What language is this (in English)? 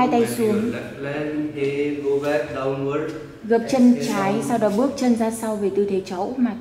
Vietnamese